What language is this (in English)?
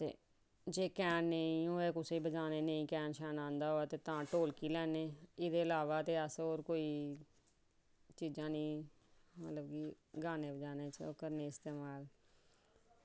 Dogri